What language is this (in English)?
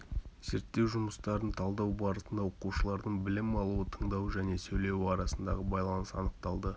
Kazakh